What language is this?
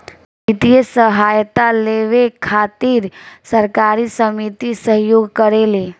Bhojpuri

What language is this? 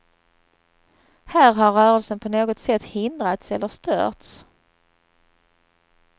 Swedish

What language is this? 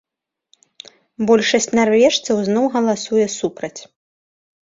Belarusian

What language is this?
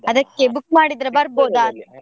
Kannada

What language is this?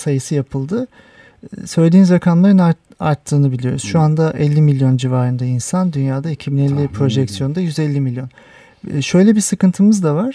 Turkish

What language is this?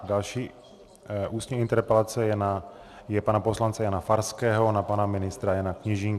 Czech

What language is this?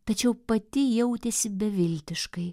Lithuanian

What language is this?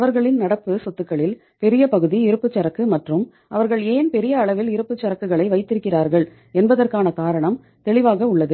Tamil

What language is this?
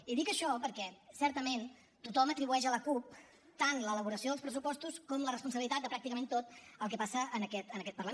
Catalan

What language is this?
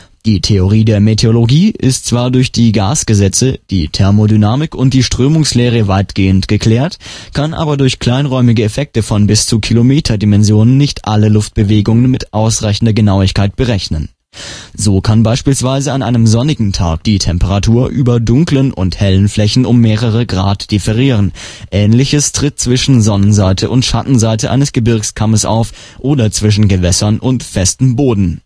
German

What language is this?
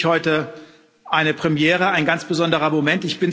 German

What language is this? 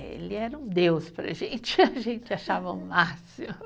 Portuguese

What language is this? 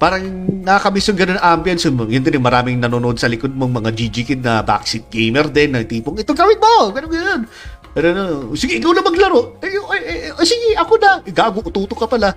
Filipino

